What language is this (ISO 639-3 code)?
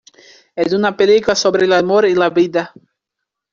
spa